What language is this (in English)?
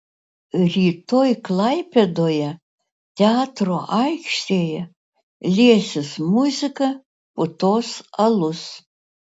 Lithuanian